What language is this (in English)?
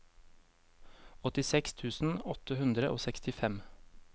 Norwegian